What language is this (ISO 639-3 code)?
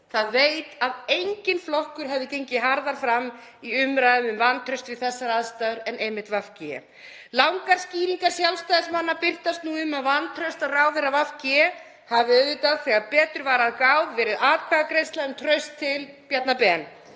isl